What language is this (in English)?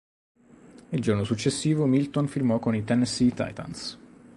Italian